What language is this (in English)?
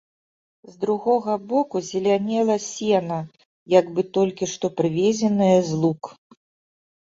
Belarusian